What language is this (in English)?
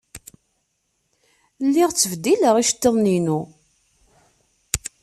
Kabyle